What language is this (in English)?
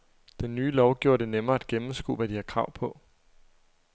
Danish